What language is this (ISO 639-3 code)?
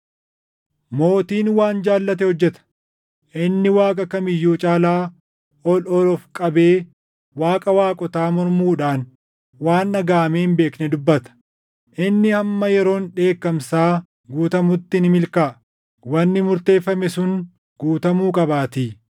orm